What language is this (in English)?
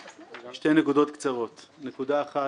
Hebrew